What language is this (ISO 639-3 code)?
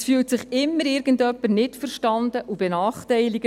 gsw